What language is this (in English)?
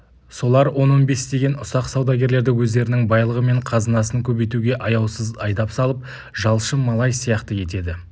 Kazakh